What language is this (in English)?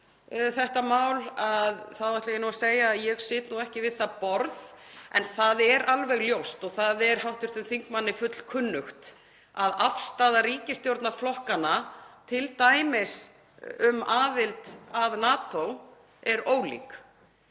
Icelandic